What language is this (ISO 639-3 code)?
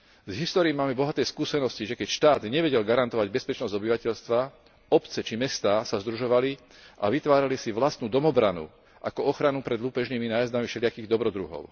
slk